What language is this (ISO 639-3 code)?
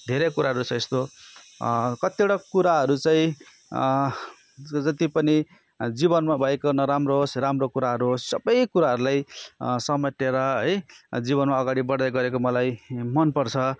nep